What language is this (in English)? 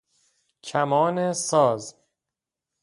Persian